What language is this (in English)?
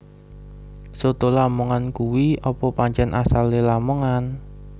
Javanese